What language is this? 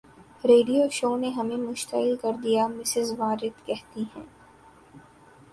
Urdu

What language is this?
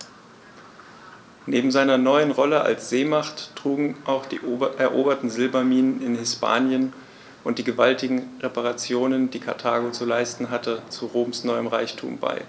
German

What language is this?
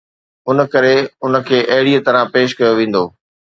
Sindhi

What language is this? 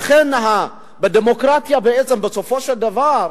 Hebrew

